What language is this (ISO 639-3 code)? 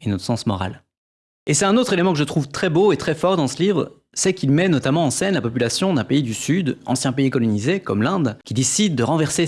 fra